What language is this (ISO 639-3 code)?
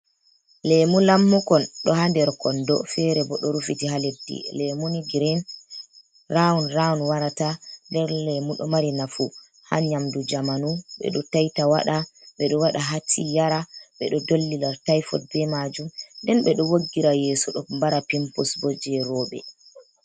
ful